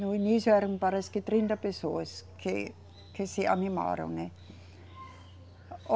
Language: Portuguese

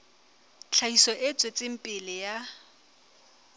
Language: Southern Sotho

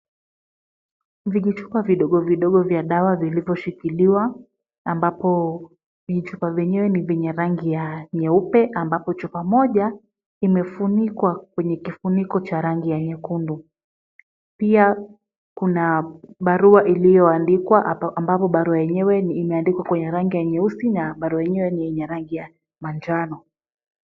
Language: Swahili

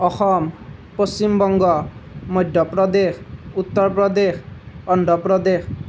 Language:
Assamese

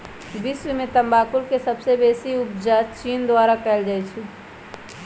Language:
Magahi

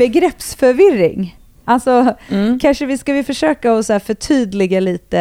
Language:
Swedish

